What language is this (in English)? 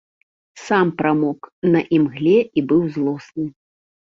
Belarusian